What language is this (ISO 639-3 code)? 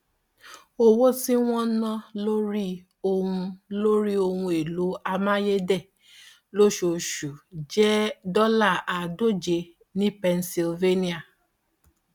yor